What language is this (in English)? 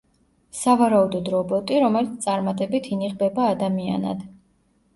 Georgian